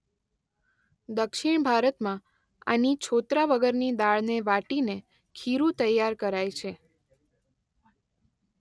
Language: Gujarati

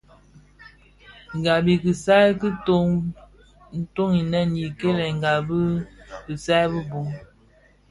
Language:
Bafia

